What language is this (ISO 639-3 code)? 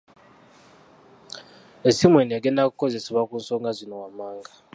lug